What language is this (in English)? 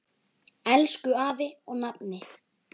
Icelandic